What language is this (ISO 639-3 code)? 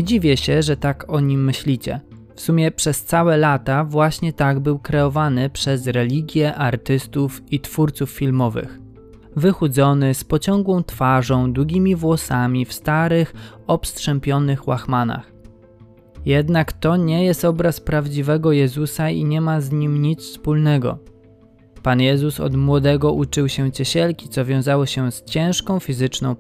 pol